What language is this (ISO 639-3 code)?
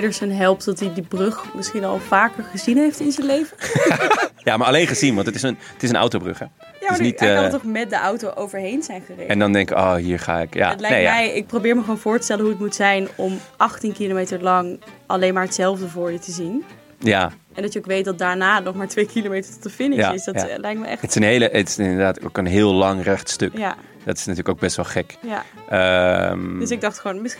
nld